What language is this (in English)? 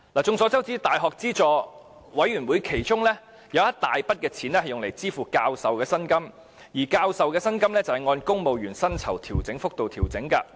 Cantonese